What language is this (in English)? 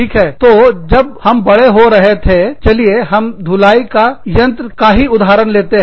Hindi